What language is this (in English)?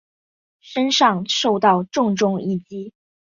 Chinese